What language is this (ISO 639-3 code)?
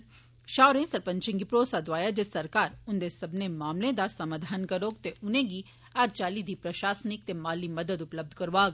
doi